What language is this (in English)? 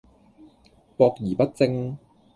Cantonese